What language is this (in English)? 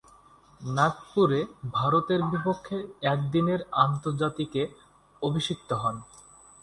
Bangla